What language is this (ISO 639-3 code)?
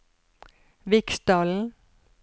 nor